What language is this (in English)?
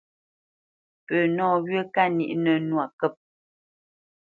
Bamenyam